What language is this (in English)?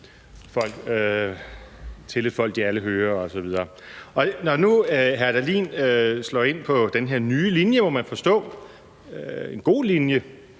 Danish